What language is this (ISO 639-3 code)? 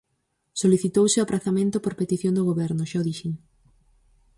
glg